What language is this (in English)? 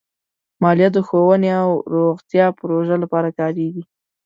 Pashto